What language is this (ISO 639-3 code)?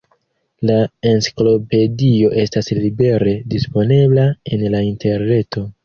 epo